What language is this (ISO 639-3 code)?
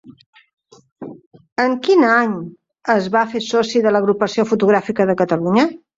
cat